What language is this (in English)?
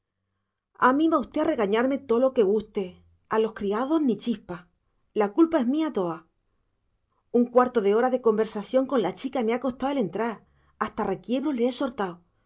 Spanish